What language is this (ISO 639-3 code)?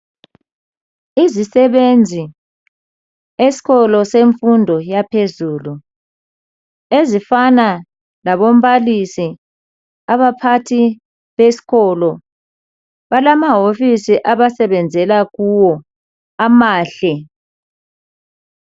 nde